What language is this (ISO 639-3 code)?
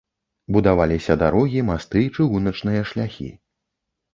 bel